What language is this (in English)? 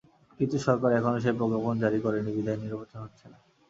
Bangla